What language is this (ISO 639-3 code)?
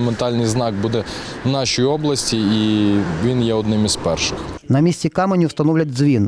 ukr